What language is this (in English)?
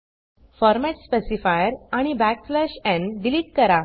Marathi